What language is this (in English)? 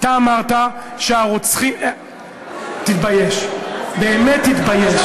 Hebrew